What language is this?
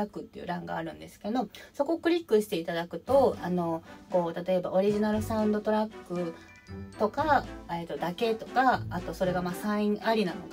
Japanese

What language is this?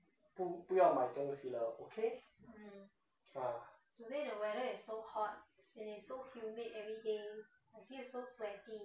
English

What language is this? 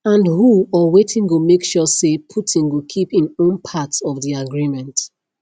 Nigerian Pidgin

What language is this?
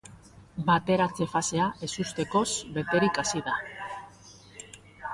Basque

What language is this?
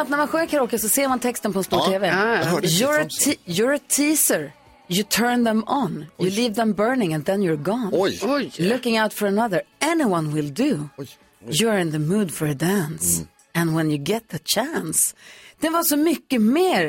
Swedish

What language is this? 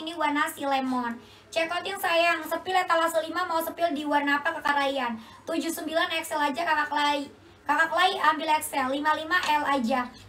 Indonesian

